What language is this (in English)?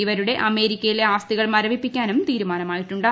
Malayalam